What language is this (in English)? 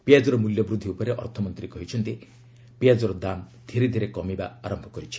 Odia